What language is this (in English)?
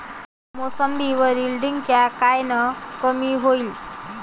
Marathi